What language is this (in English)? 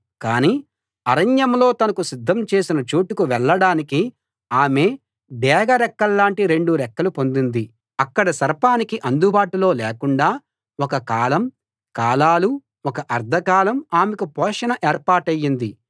Telugu